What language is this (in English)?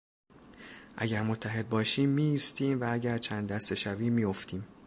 Persian